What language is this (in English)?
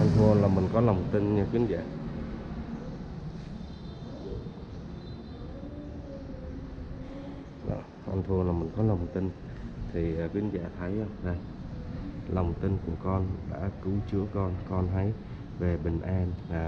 Vietnamese